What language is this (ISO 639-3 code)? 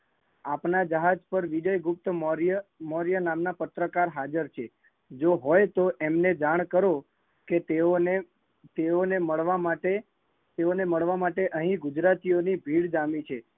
guj